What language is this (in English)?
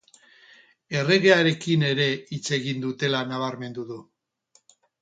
Basque